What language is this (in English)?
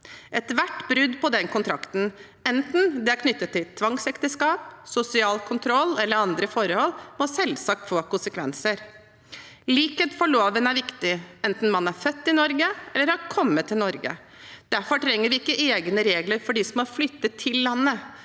Norwegian